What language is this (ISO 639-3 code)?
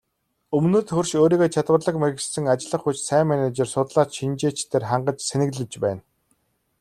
mon